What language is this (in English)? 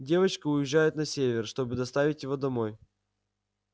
Russian